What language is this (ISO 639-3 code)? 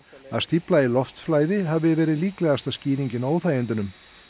isl